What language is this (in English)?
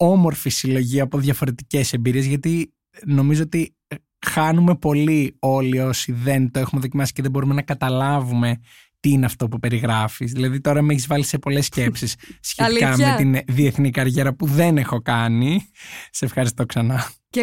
Greek